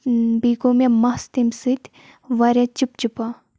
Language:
Kashmiri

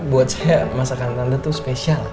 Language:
Indonesian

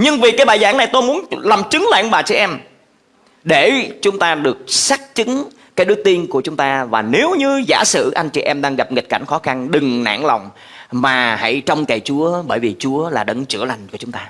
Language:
Vietnamese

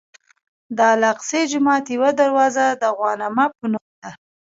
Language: Pashto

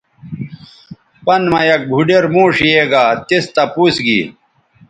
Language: Bateri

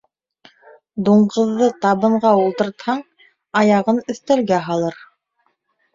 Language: Bashkir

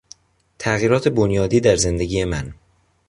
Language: Persian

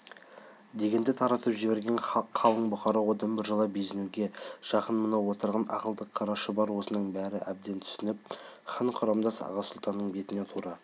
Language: Kazakh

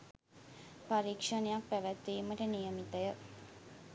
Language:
Sinhala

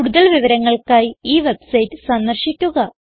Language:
Malayalam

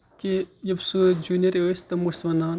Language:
Kashmiri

